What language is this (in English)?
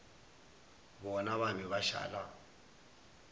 Northern Sotho